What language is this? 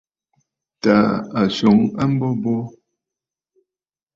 Bafut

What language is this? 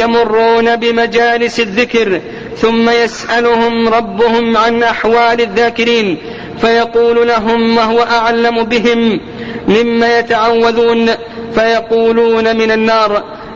Arabic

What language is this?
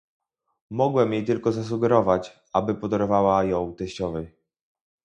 Polish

